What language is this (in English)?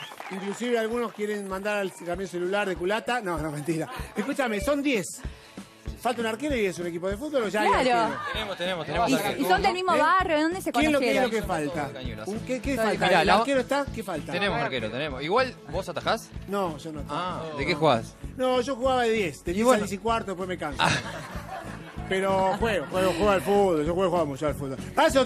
Spanish